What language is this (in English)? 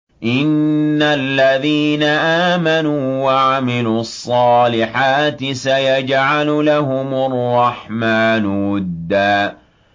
Arabic